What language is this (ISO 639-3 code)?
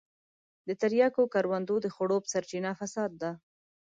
pus